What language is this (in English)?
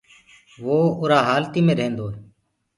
Gurgula